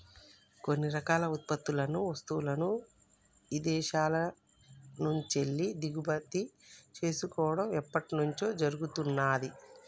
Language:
Telugu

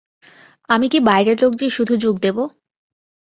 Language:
Bangla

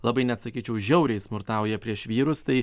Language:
Lithuanian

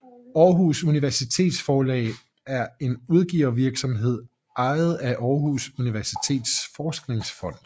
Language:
Danish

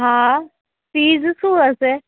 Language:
Gujarati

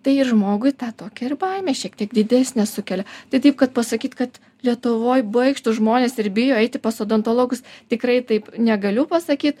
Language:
Lithuanian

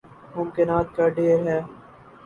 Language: Urdu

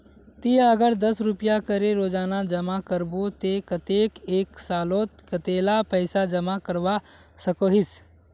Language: Magahi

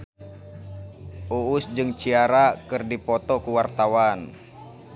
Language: Sundanese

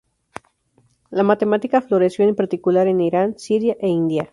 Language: Spanish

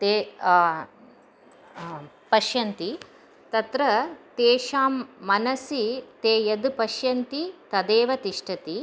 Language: Sanskrit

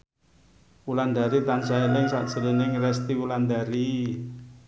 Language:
Javanese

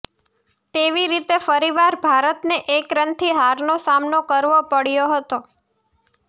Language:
Gujarati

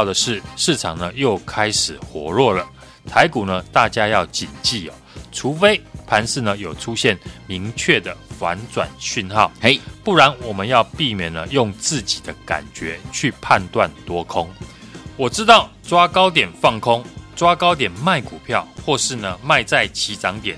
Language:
Chinese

